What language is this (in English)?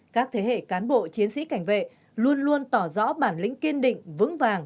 Vietnamese